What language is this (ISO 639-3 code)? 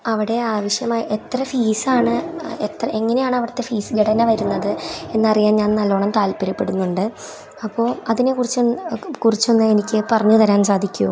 mal